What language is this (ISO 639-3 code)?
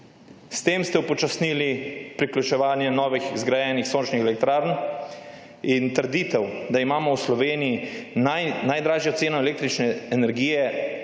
slv